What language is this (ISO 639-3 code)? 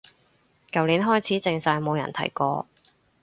yue